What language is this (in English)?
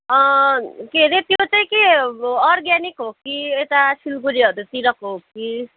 Nepali